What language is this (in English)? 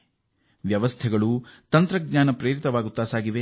Kannada